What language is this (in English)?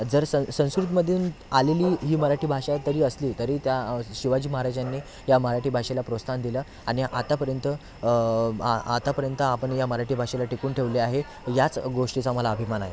Marathi